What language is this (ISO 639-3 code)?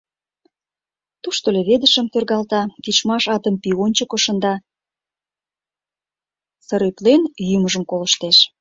chm